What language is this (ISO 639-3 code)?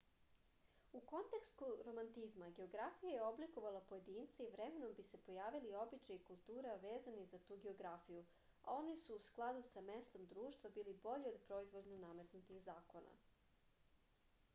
srp